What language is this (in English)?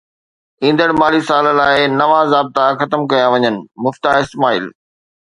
Sindhi